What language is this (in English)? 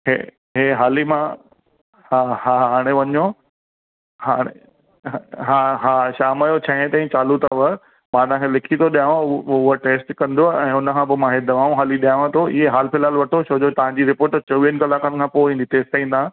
Sindhi